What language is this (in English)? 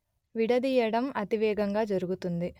Telugu